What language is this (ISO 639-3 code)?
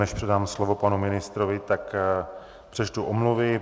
ces